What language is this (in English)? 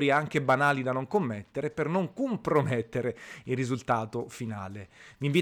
Italian